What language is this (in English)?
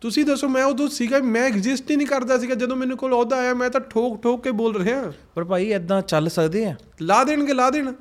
Punjabi